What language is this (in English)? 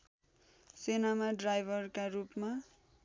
Nepali